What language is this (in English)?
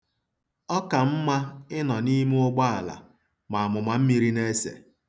Igbo